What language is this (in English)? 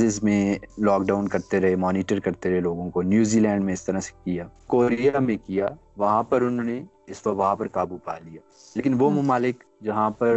Urdu